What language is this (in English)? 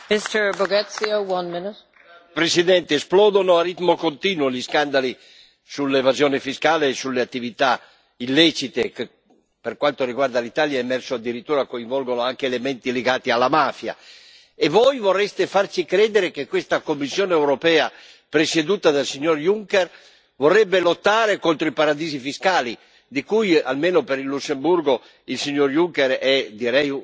Italian